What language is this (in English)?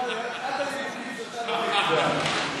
Hebrew